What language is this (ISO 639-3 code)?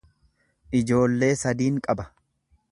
orm